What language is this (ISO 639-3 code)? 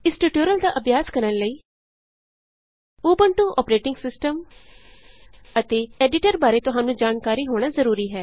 pan